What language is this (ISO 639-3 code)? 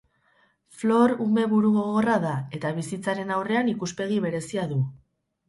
eus